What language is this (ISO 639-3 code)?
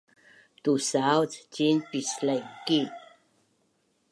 bnn